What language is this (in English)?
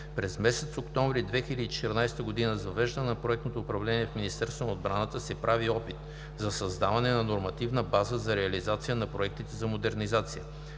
Bulgarian